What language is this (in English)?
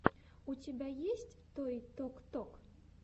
Russian